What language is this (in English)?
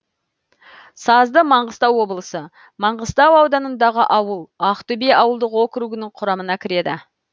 Kazakh